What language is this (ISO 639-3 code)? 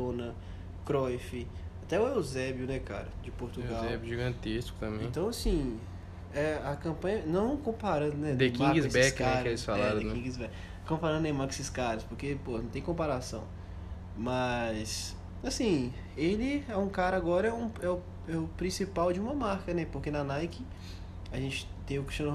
por